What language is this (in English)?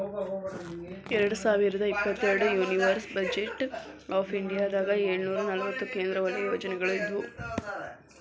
Kannada